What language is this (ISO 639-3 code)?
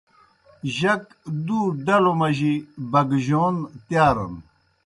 plk